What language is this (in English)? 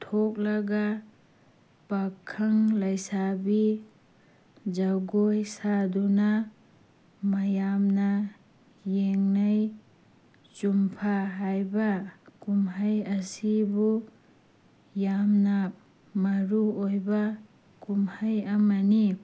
Manipuri